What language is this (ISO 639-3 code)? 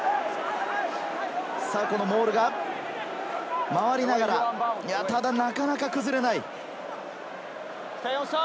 jpn